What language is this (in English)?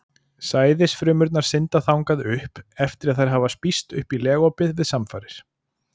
Icelandic